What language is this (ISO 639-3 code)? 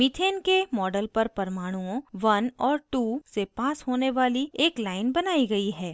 hin